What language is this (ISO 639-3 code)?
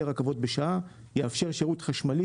heb